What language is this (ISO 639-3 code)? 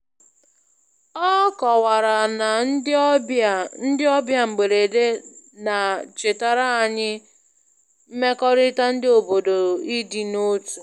ibo